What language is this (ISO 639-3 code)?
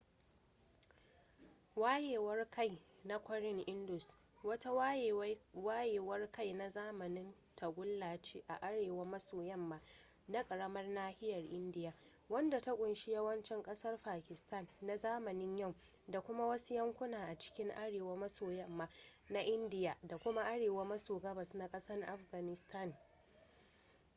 hau